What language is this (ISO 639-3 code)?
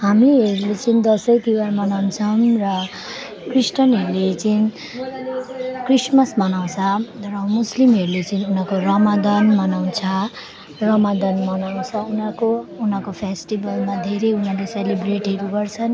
nep